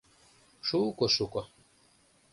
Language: Mari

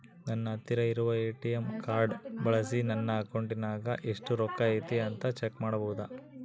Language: Kannada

